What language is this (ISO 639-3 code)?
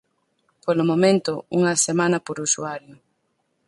glg